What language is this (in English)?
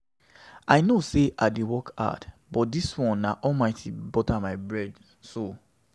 Nigerian Pidgin